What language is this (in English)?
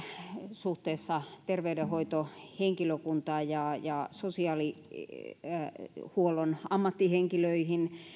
Finnish